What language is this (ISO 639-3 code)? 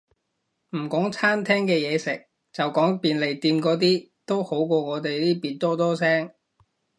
yue